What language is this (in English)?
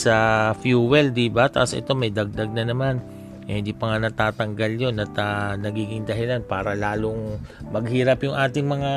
Filipino